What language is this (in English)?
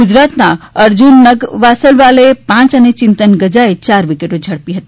Gujarati